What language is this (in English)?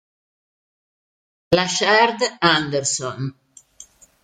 Italian